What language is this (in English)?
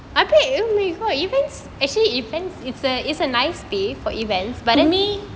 English